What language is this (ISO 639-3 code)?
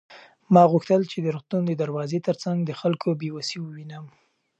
pus